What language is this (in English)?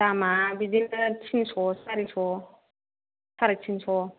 Bodo